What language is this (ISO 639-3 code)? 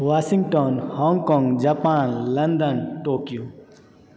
mai